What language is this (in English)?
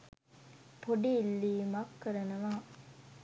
Sinhala